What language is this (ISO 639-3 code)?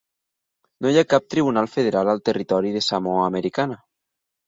cat